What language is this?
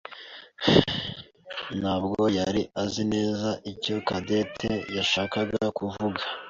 Kinyarwanda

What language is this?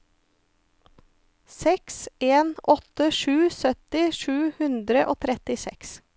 Norwegian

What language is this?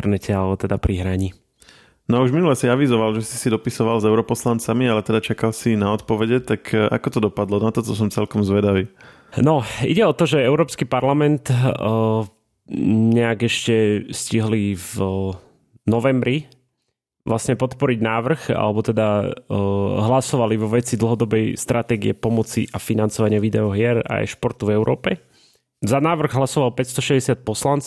Slovak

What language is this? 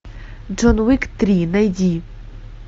Russian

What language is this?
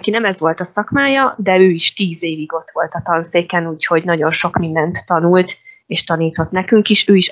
Hungarian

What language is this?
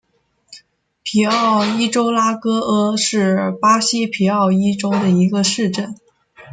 Chinese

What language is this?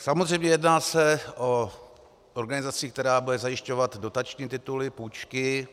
Czech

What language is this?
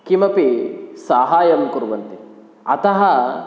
Sanskrit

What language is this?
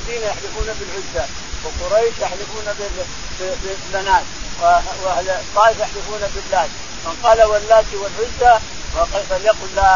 Arabic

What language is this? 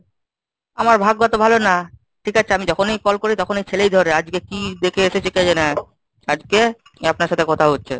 Bangla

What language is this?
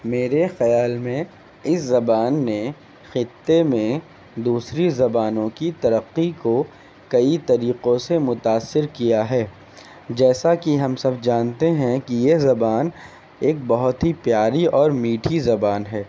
Urdu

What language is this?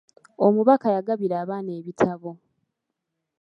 Ganda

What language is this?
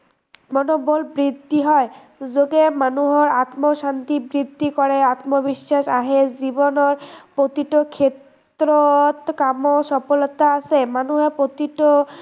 Assamese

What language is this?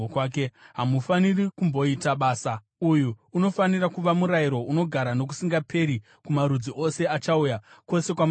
Shona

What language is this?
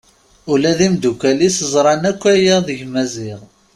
Kabyle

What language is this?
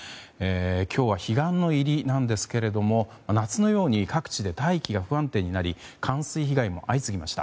Japanese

